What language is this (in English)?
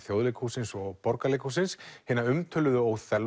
Icelandic